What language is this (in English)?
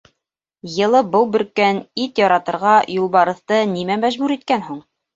Bashkir